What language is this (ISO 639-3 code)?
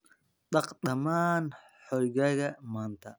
som